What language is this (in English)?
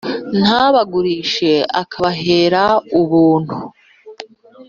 Kinyarwanda